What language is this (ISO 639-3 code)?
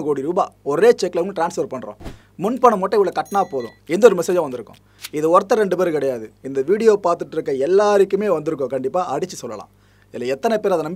kor